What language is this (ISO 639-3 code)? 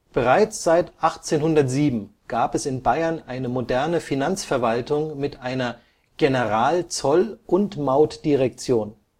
deu